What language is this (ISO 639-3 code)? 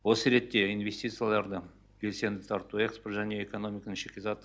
kaz